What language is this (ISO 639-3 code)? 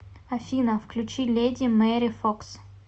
rus